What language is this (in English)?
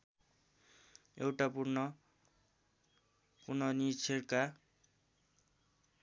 Nepali